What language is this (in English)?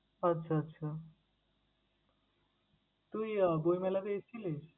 Bangla